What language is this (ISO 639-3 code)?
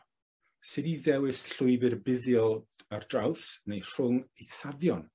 cym